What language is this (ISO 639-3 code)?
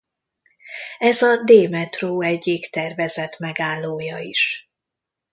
hun